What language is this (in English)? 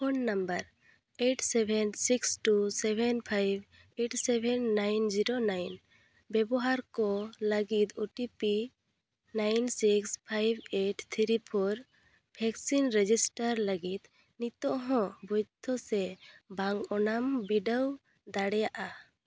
Santali